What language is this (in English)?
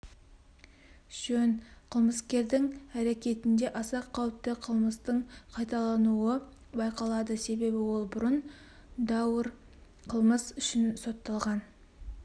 Kazakh